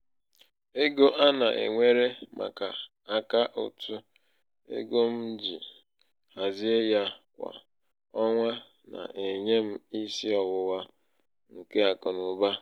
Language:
Igbo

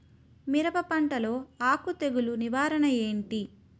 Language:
Telugu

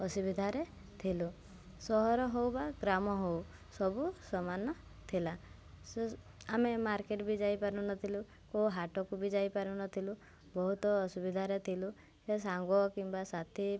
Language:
Odia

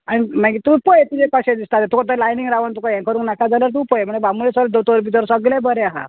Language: Konkani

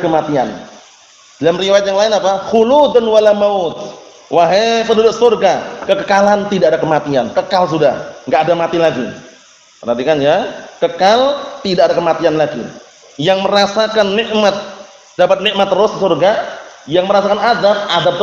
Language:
Indonesian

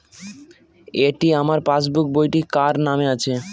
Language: Bangla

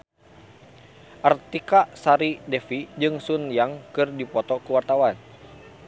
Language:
Sundanese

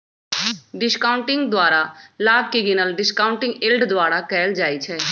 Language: Magahi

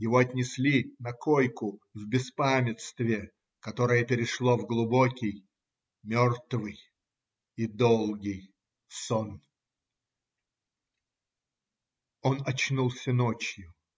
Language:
Russian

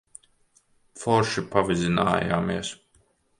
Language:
Latvian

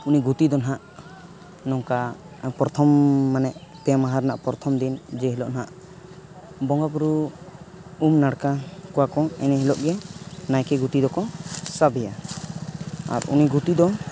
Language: Santali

